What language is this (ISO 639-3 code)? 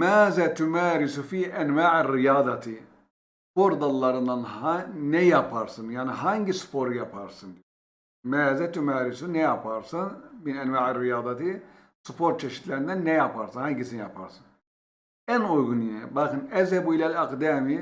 tur